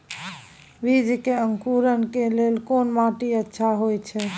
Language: Maithili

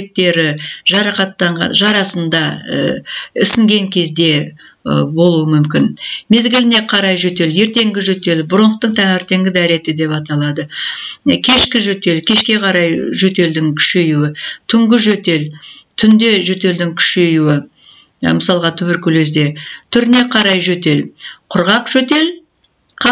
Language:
Turkish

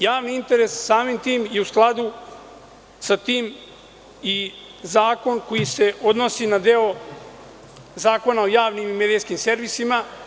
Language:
Serbian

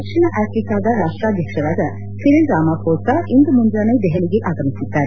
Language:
Kannada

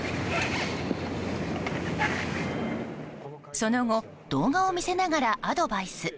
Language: Japanese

